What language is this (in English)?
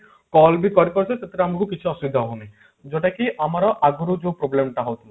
Odia